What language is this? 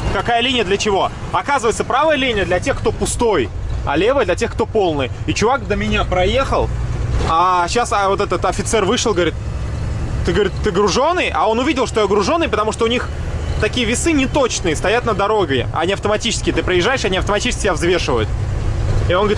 Russian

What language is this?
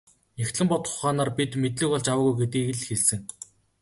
Mongolian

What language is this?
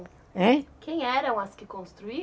Portuguese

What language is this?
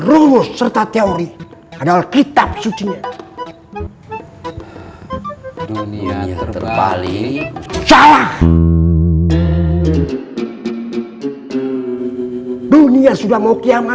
Indonesian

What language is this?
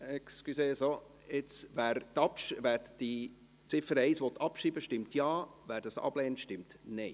Swiss German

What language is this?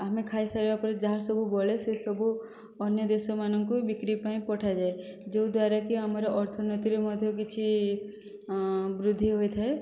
Odia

